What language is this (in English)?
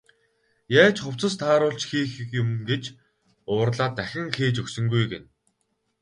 Mongolian